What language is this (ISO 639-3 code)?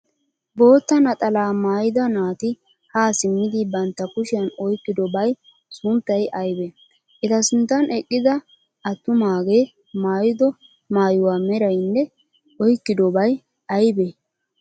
wal